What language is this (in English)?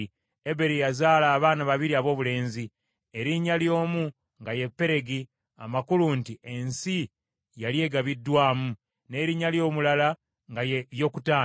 Ganda